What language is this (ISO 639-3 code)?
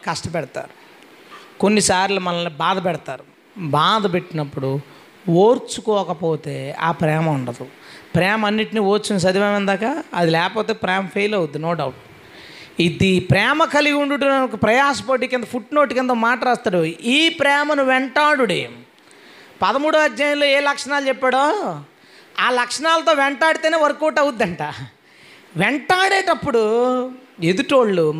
tel